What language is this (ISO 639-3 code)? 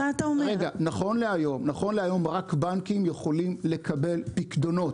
heb